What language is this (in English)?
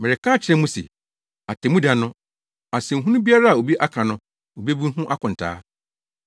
Akan